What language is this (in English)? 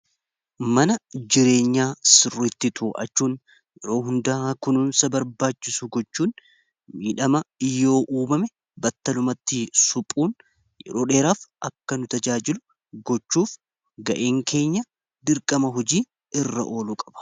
Oromo